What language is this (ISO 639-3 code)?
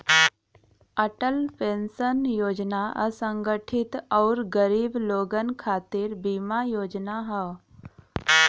bho